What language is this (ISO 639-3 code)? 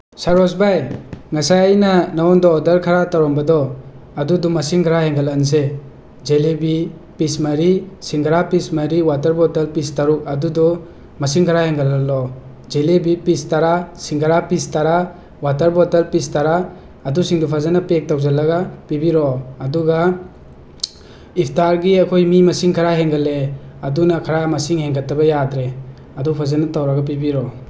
mni